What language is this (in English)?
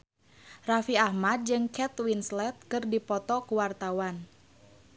Sundanese